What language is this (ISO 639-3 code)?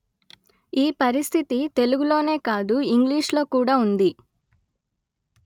tel